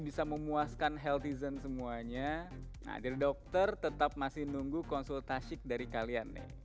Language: Indonesian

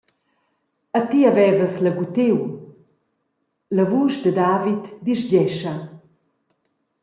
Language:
Romansh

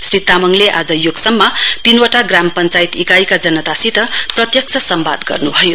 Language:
Nepali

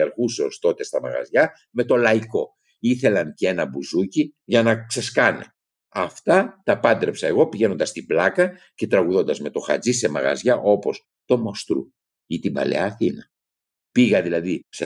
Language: Greek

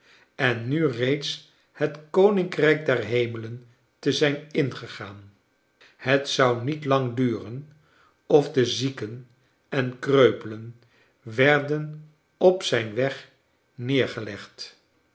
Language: Dutch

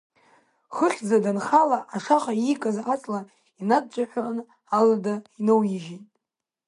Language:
Abkhazian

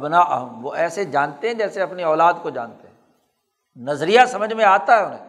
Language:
Urdu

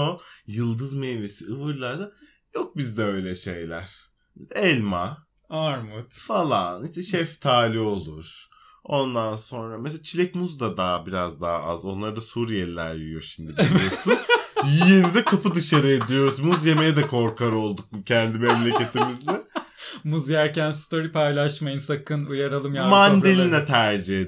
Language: Turkish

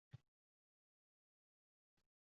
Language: Uzbek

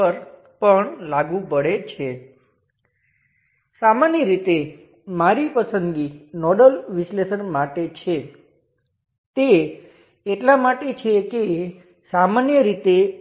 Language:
Gujarati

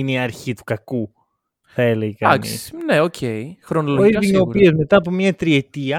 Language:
Greek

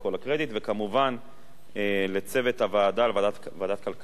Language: Hebrew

